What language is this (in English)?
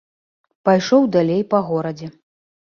Belarusian